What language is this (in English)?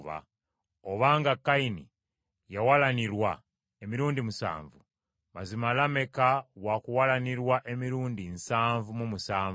Ganda